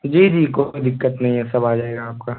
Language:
Urdu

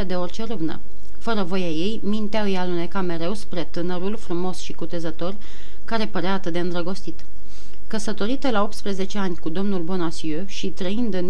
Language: Romanian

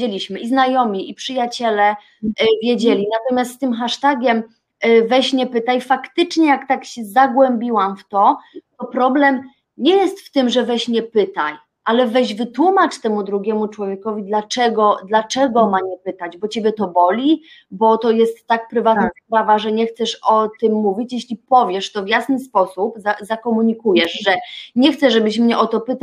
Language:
Polish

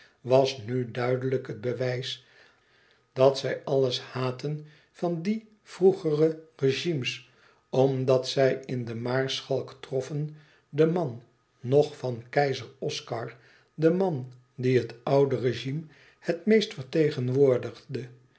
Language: Dutch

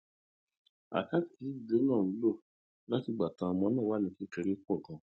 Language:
Yoruba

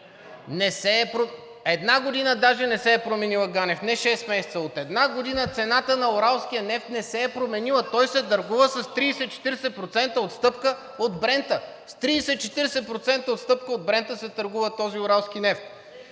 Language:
Bulgarian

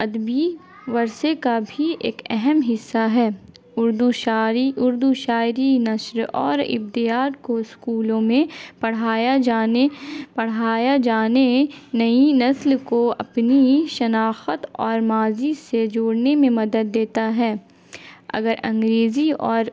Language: Urdu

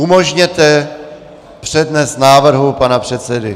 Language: Czech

